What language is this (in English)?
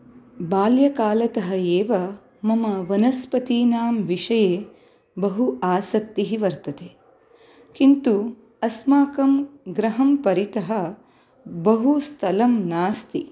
Sanskrit